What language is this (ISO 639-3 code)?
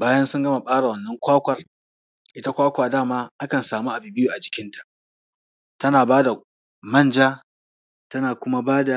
hau